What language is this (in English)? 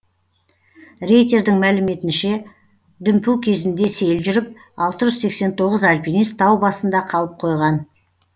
Kazakh